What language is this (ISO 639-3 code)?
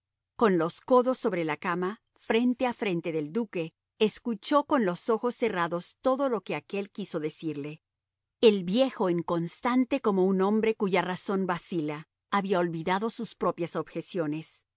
spa